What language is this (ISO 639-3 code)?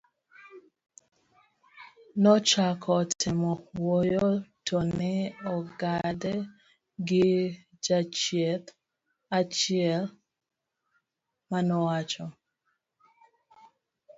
luo